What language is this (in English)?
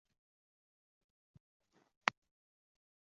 Uzbek